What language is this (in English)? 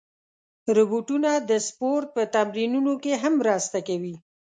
Pashto